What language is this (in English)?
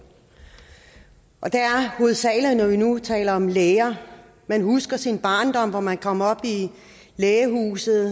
Danish